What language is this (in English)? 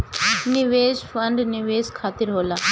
Bhojpuri